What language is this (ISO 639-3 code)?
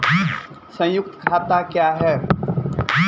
mai